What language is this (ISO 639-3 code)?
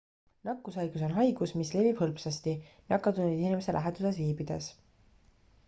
est